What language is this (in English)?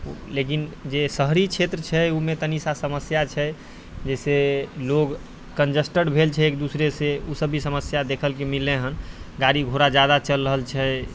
Maithili